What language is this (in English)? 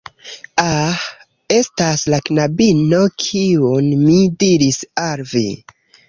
Esperanto